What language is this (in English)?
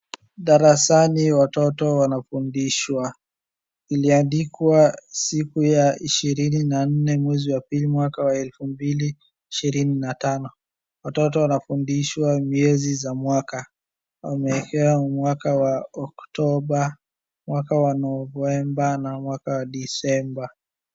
Swahili